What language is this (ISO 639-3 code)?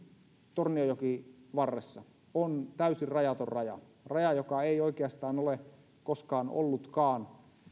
fin